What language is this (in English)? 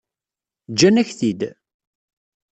Kabyle